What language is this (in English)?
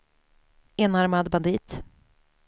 Swedish